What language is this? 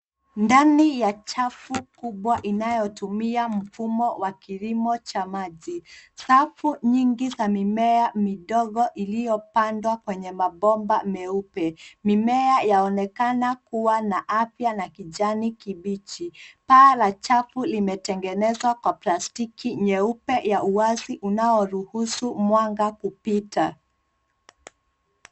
Swahili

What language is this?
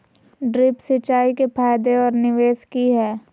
Magahi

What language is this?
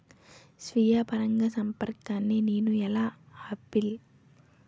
Telugu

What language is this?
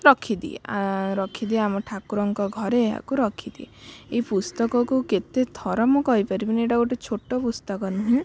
Odia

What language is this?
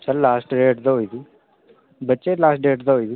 Dogri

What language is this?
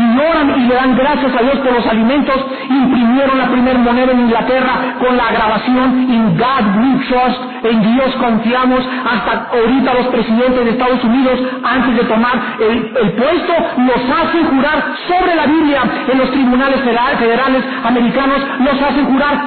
Spanish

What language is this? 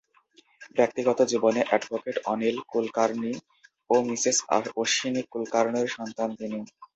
Bangla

